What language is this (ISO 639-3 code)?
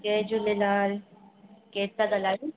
snd